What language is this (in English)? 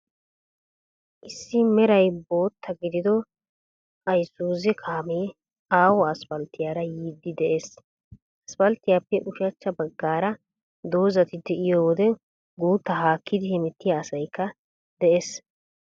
Wolaytta